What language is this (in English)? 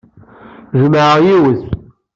Kabyle